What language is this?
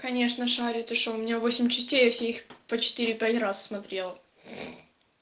Russian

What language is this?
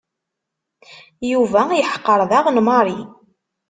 Kabyle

